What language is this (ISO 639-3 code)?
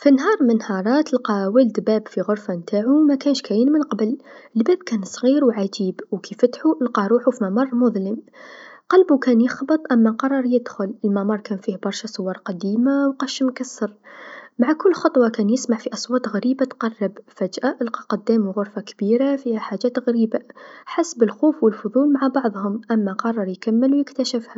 aeb